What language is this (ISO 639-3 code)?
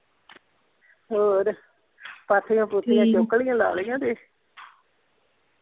pan